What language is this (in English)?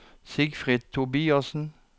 Norwegian